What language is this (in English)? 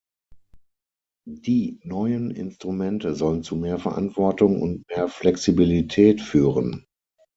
German